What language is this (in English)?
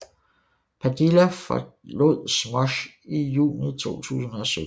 Danish